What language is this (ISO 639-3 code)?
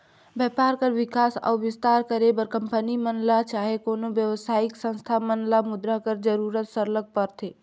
hne